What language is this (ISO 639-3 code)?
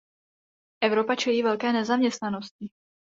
ces